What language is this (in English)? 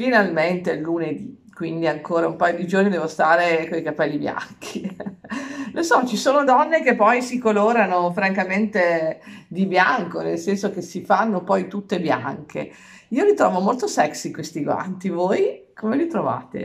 Italian